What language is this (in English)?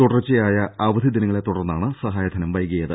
Malayalam